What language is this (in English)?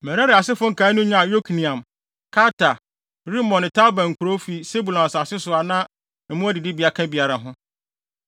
Akan